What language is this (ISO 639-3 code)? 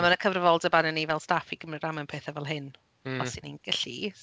cym